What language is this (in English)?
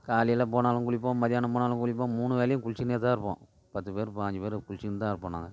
Tamil